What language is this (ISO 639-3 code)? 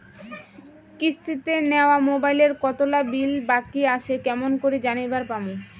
ben